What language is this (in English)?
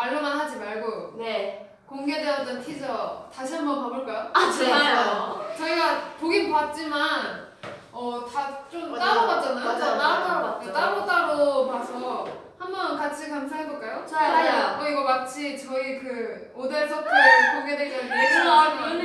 Korean